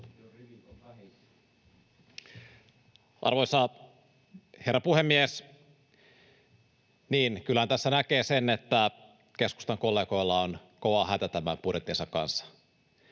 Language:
Finnish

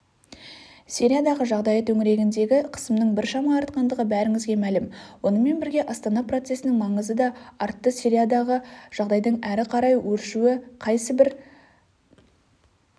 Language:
Kazakh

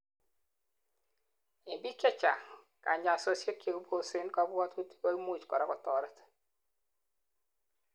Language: Kalenjin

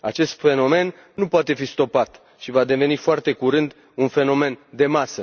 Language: Romanian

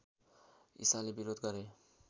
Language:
Nepali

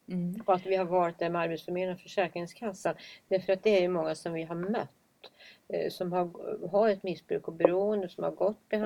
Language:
Swedish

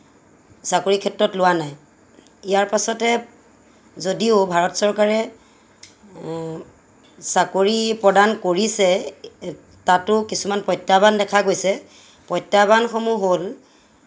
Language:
Assamese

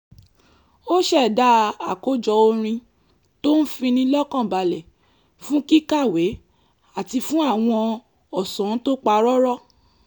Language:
Yoruba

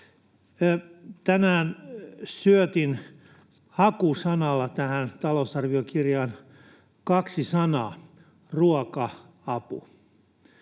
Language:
Finnish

